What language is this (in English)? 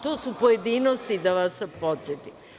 Serbian